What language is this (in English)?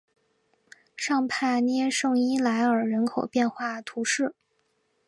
Chinese